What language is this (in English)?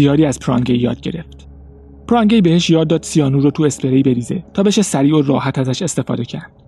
Persian